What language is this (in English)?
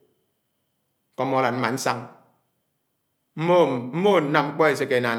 Anaang